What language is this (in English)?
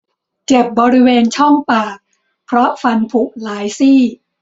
Thai